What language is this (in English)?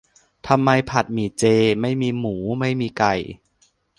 Thai